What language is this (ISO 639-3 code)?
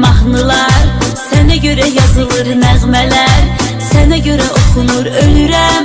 tur